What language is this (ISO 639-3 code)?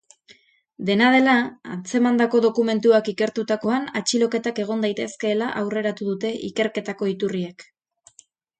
eus